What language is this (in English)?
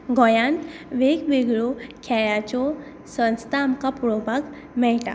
Konkani